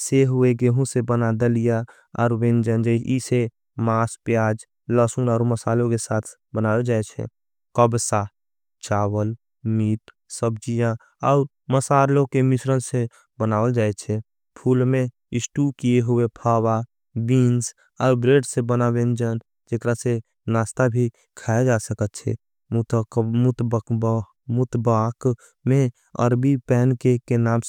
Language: Angika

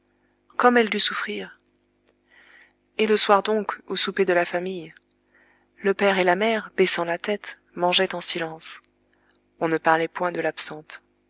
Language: French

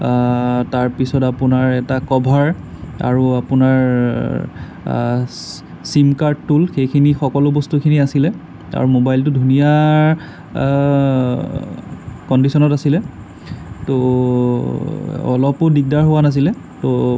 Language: Assamese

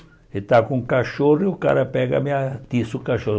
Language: Portuguese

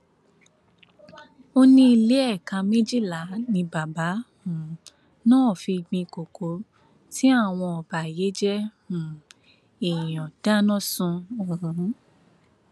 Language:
Yoruba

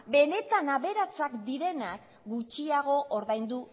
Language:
Basque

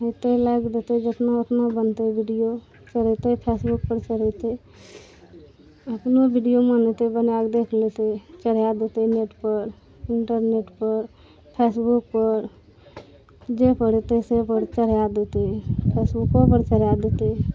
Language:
Maithili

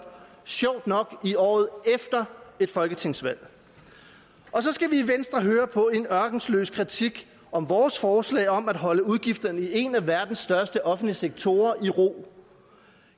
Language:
Danish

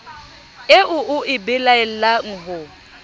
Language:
Southern Sotho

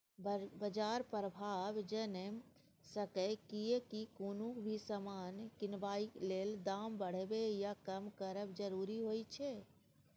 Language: Maithili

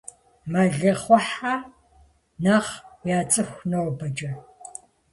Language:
Kabardian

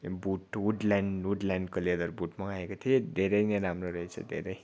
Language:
Nepali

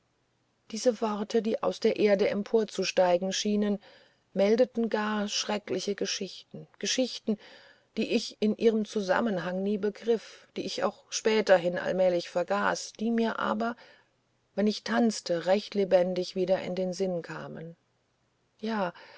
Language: German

